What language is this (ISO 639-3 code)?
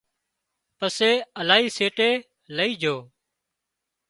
kxp